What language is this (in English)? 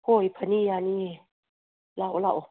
Manipuri